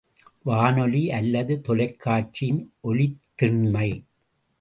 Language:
Tamil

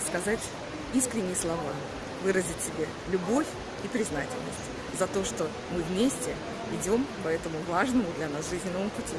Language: Russian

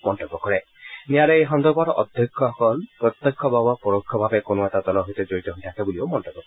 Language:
Assamese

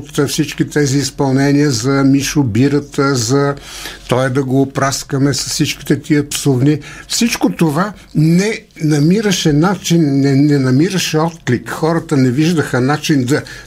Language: Bulgarian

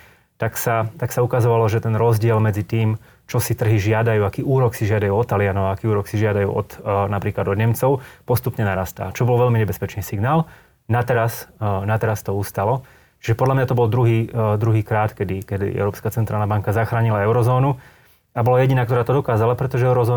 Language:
Slovak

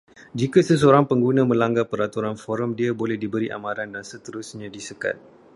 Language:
Malay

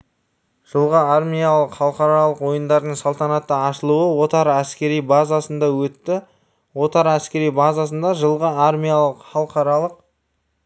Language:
Kazakh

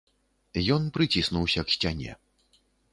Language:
Belarusian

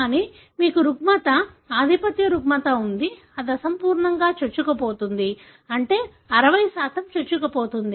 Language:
Telugu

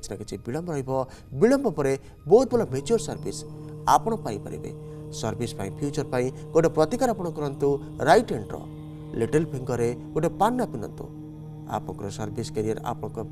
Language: Hindi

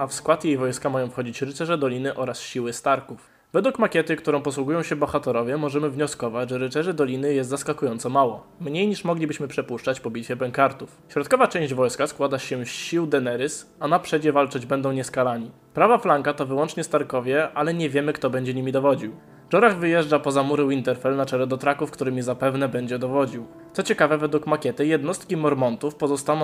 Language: Polish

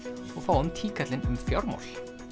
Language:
Icelandic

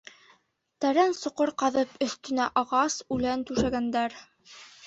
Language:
Bashkir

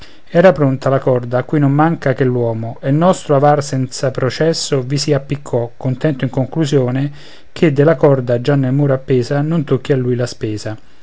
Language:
Italian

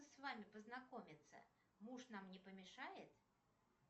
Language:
Russian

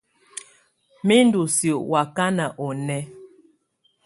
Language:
Tunen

